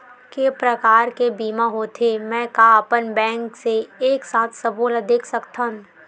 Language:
Chhattisgarhi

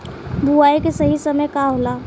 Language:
Bhojpuri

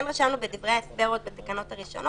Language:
Hebrew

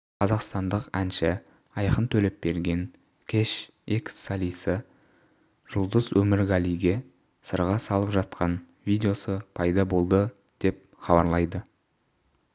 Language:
Kazakh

